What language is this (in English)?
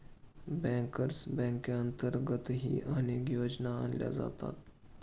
Marathi